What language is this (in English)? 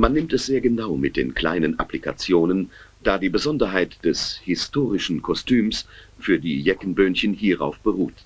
German